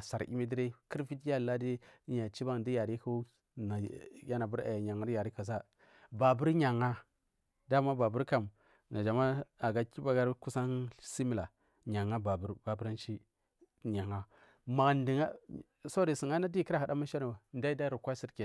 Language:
Marghi South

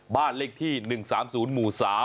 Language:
Thai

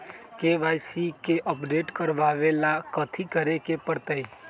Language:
Magahi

